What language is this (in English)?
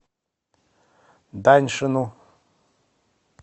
Russian